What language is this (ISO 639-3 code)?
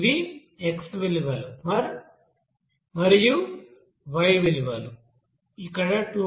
tel